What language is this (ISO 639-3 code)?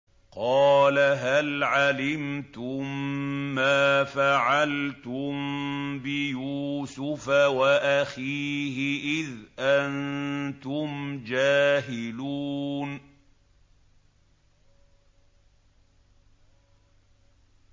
ara